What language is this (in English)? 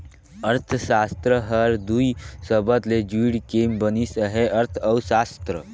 Chhattisgarhi